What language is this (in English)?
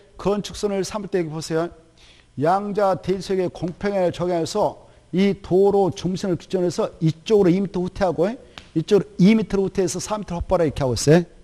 Korean